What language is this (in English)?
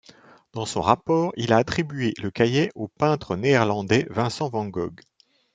French